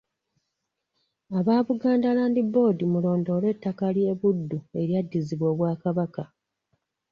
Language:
Ganda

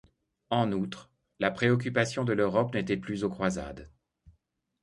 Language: French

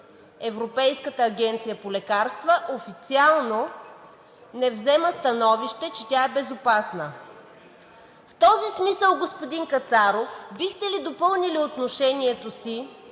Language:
Bulgarian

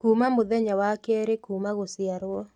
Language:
Kikuyu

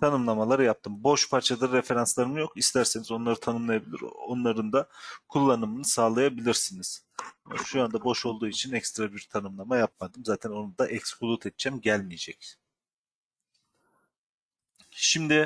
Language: Turkish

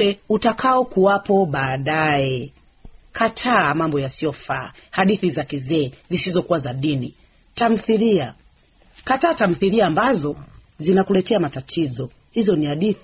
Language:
Swahili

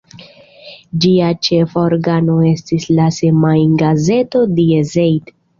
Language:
Esperanto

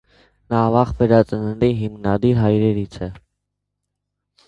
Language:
Armenian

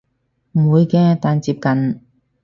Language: Cantonese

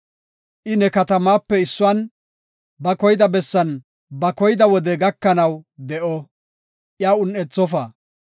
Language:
Gofa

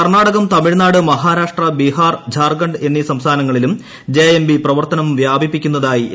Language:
Malayalam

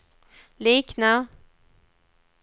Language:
Swedish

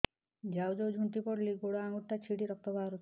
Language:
Odia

